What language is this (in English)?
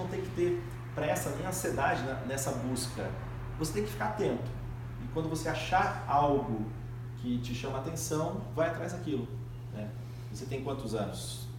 Portuguese